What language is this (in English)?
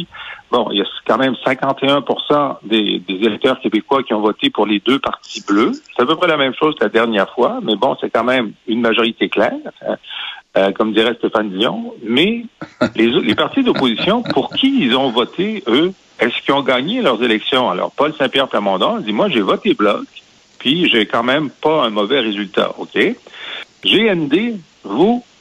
French